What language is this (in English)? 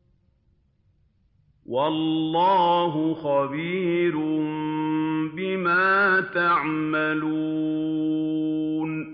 Arabic